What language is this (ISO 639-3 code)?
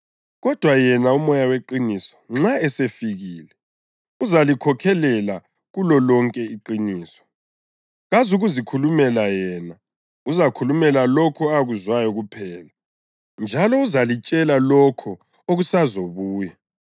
nde